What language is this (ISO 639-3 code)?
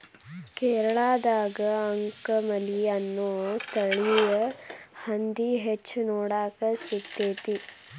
kan